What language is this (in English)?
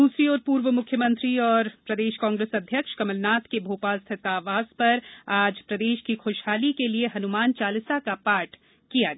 Hindi